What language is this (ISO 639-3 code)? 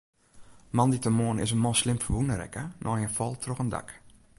fry